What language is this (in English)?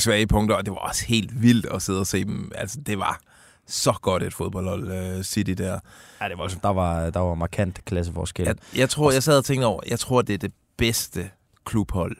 Danish